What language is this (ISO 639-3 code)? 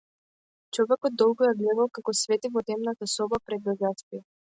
mkd